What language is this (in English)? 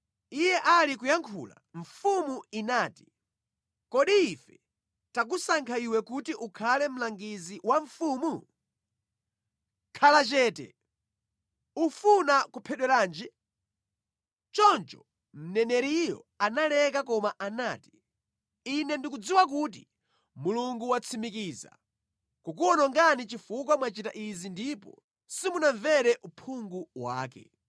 Nyanja